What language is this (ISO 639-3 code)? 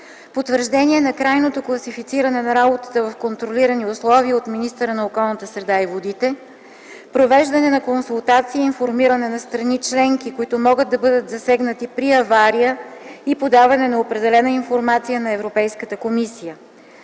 bul